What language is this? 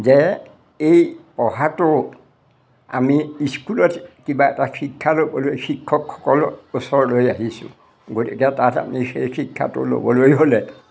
Assamese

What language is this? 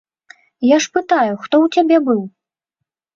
Belarusian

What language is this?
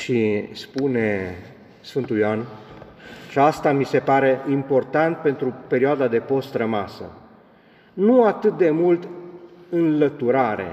Romanian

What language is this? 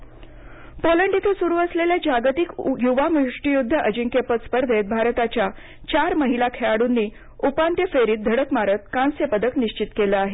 Marathi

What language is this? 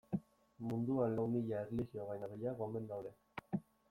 Basque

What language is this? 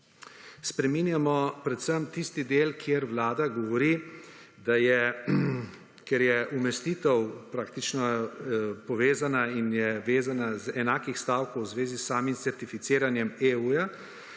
Slovenian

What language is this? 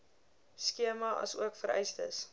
Afrikaans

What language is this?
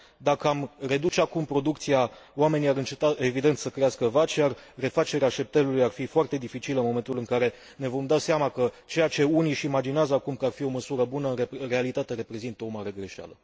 Romanian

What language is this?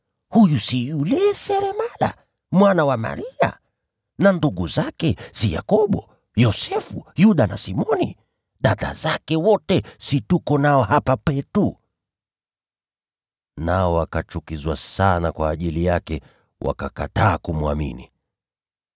Swahili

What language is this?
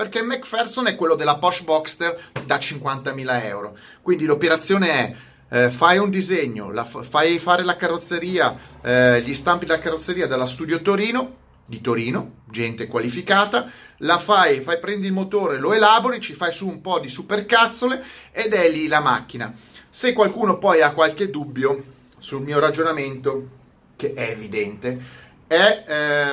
Italian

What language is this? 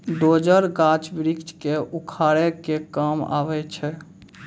Maithili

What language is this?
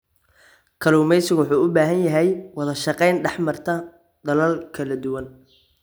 Somali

